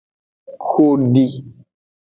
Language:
Aja (Benin)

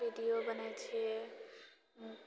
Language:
Maithili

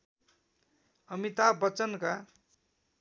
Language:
Nepali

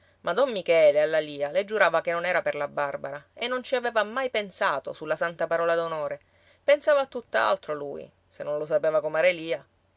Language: Italian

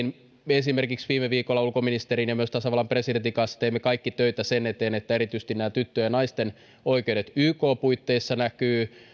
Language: Finnish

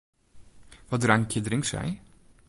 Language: Western Frisian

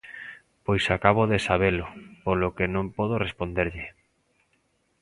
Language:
Galician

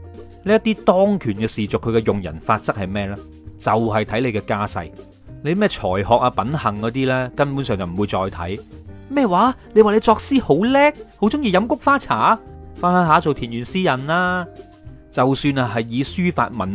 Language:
Chinese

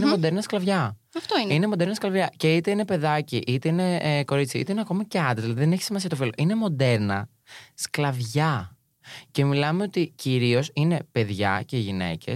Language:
Greek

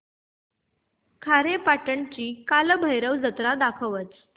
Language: Marathi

